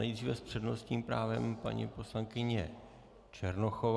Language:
Czech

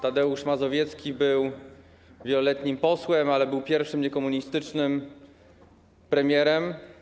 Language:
Polish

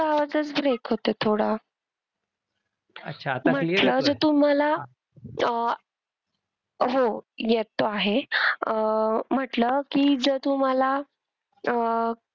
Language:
Marathi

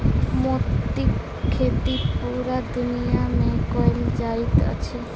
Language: Maithili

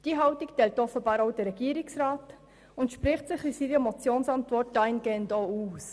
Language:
Swiss German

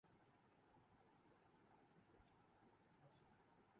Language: Urdu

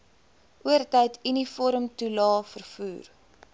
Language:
Afrikaans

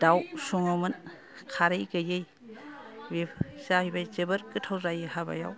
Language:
Bodo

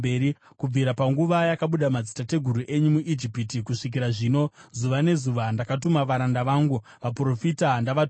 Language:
Shona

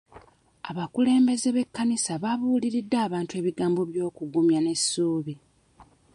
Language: Ganda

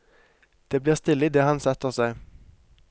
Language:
Norwegian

